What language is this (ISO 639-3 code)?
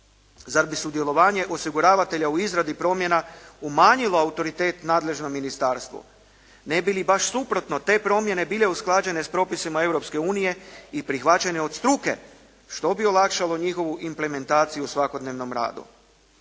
hrv